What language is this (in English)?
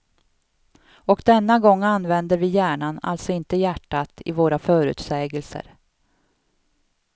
Swedish